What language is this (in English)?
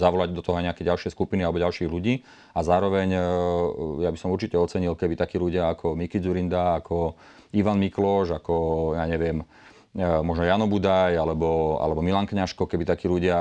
Slovak